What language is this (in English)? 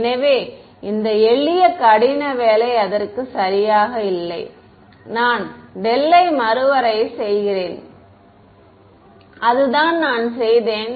Tamil